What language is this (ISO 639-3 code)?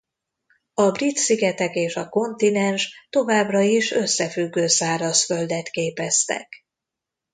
hun